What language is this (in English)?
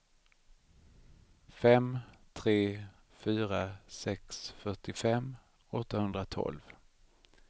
Swedish